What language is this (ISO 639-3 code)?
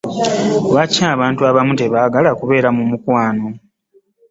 lug